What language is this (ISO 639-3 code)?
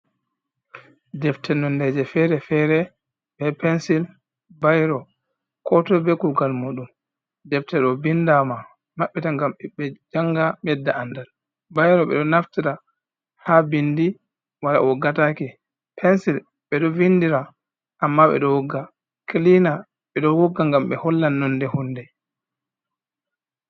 ful